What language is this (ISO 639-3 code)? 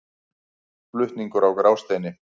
isl